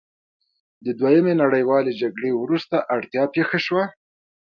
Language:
Pashto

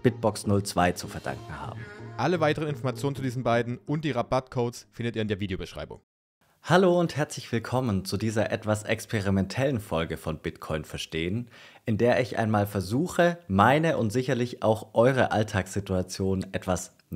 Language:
German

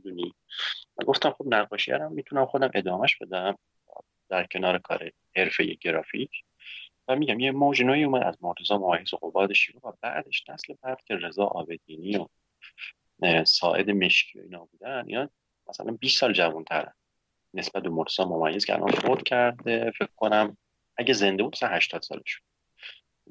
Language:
Persian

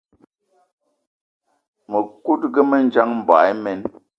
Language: Eton (Cameroon)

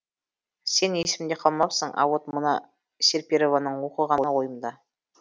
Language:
Kazakh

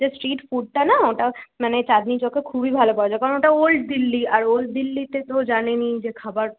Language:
Bangla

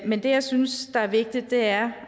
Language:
Danish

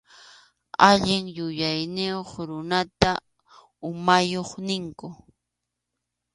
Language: Arequipa-La Unión Quechua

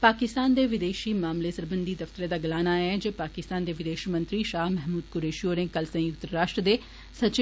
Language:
Dogri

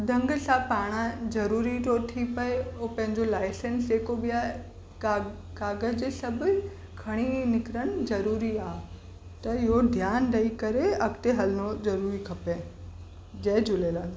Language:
Sindhi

